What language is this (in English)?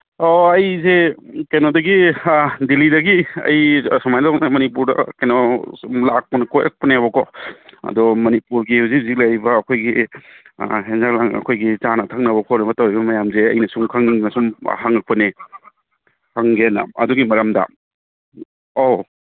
Manipuri